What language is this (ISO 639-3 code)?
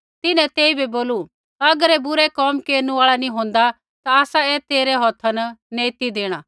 kfx